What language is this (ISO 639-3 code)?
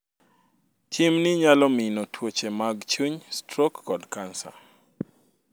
luo